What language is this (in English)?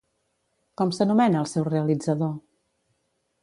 Catalan